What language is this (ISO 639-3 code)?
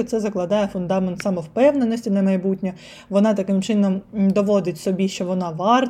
ukr